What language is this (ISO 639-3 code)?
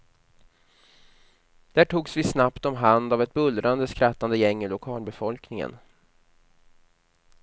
swe